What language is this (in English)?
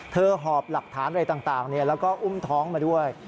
Thai